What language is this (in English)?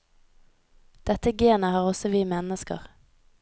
Norwegian